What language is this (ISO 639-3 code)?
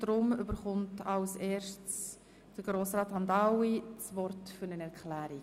gsw